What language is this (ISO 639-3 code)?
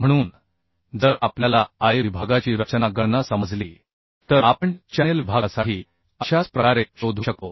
mar